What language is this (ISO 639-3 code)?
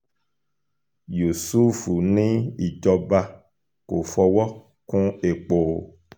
yor